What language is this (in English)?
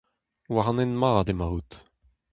Breton